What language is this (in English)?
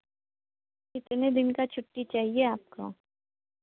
Hindi